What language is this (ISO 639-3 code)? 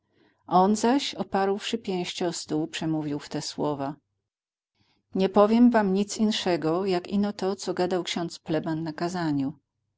pol